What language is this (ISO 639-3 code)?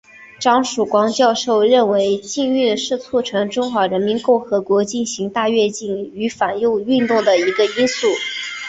zho